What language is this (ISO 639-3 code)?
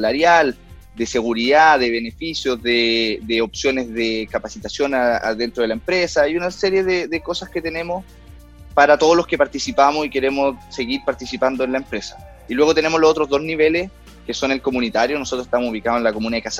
spa